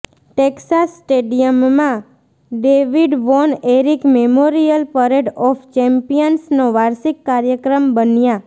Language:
Gujarati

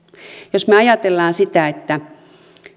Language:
Finnish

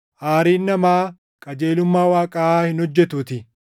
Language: Oromo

